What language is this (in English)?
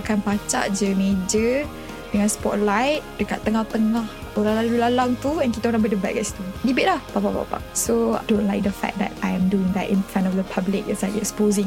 Malay